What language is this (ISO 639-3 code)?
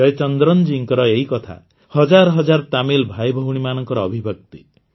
ori